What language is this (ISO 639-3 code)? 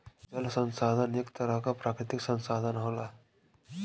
bho